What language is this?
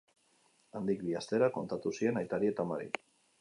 Basque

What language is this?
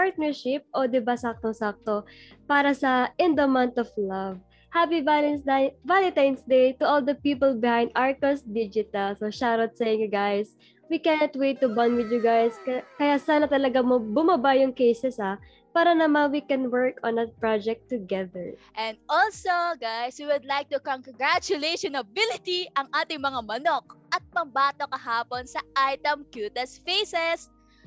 Filipino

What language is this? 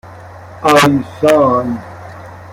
Persian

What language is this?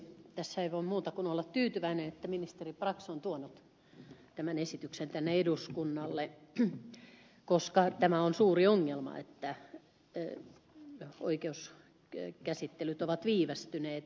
Finnish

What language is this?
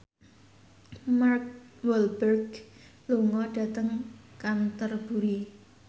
Javanese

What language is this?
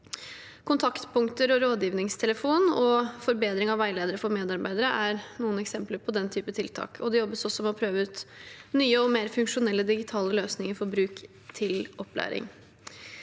Norwegian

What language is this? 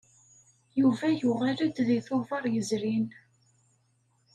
Kabyle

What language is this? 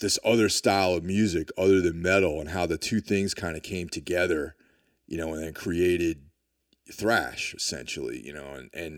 English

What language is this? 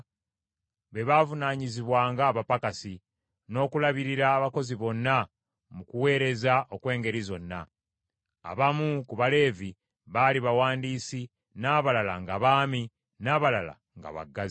Ganda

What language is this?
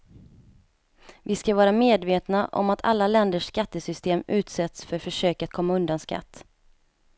Swedish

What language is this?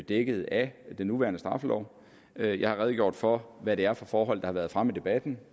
Danish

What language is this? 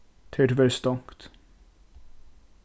Faroese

